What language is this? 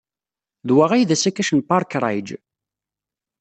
Kabyle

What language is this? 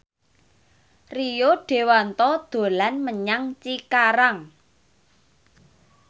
Javanese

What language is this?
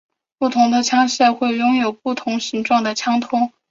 Chinese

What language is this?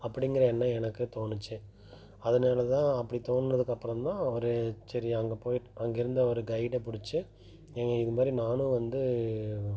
Tamil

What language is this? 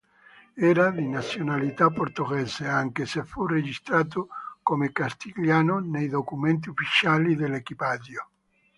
Italian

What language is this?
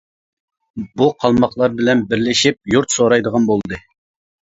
Uyghur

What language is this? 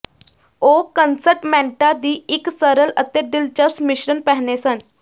Punjabi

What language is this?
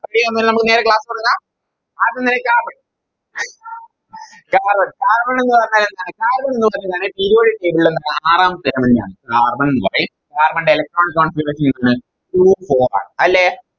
Malayalam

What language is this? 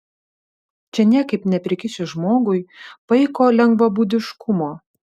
Lithuanian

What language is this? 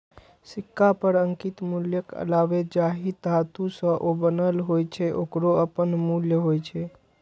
Maithili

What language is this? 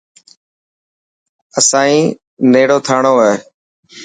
Dhatki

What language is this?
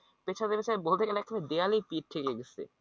Bangla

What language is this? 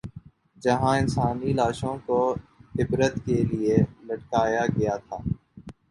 Urdu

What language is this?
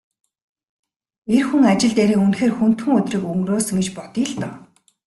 Mongolian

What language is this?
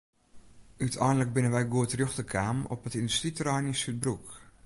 Western Frisian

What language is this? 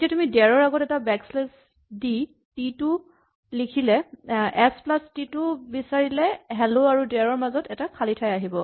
Assamese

